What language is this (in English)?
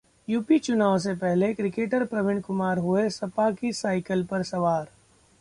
Hindi